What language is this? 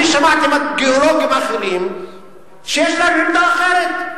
Hebrew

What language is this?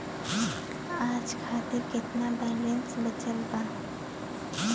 Bhojpuri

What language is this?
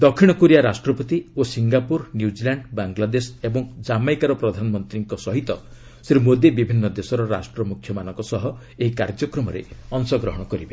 Odia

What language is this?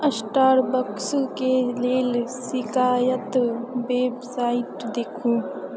Maithili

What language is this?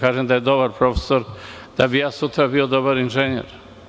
Serbian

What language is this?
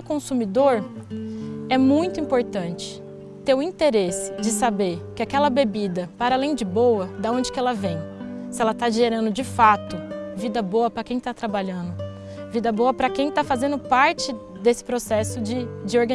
Portuguese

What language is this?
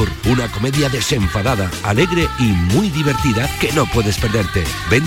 Spanish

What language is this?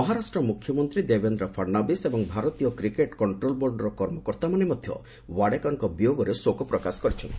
Odia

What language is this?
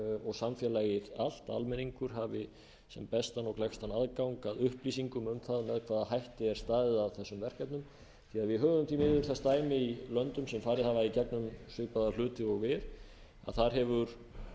Icelandic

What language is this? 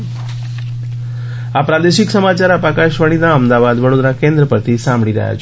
Gujarati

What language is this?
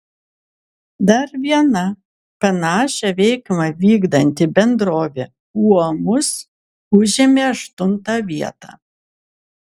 Lithuanian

